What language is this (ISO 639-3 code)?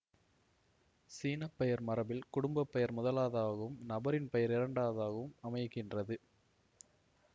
tam